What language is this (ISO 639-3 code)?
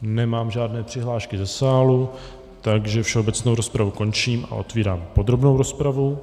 ces